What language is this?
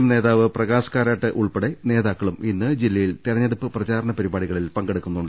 Malayalam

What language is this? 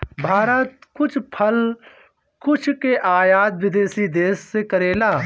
Bhojpuri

